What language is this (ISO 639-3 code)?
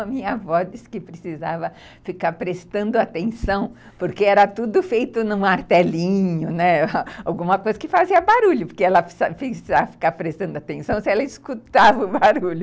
por